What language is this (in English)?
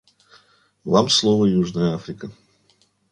Russian